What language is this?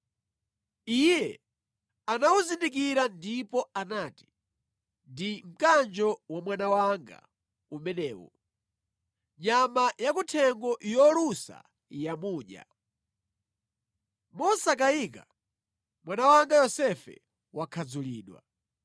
Nyanja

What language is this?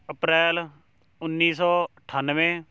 Punjabi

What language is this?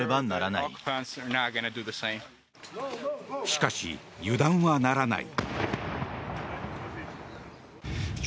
Japanese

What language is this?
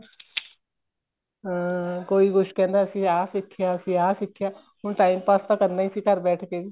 Punjabi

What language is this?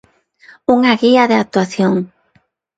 Galician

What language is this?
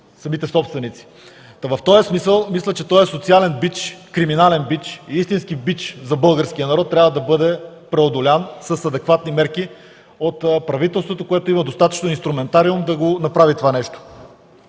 Bulgarian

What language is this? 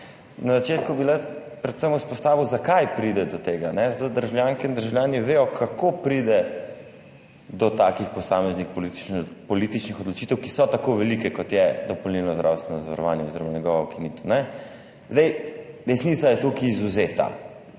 Slovenian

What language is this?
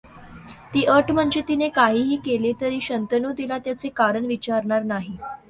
Marathi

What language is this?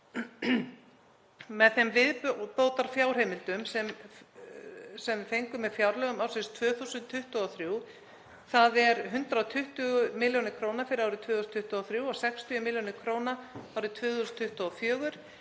Icelandic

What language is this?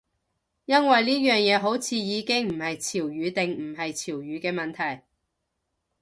Cantonese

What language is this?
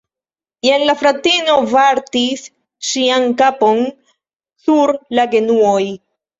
Esperanto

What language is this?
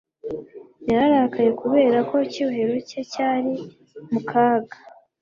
Kinyarwanda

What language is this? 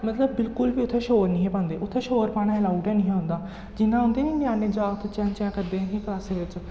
Dogri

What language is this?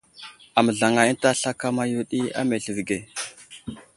Wuzlam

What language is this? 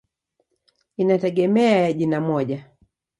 Swahili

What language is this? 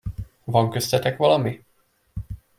Hungarian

